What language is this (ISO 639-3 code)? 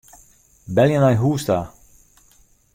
fry